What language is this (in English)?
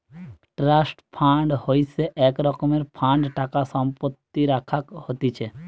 Bangla